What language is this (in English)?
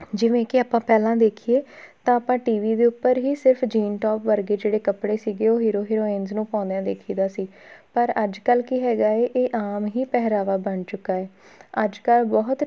Punjabi